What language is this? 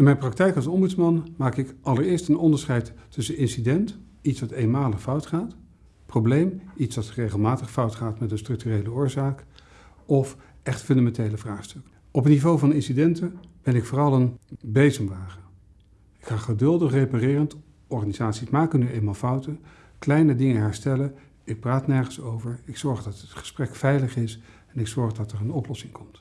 Dutch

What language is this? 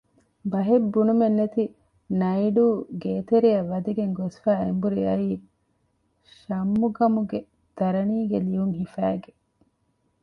Divehi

